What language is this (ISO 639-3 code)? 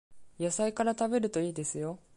jpn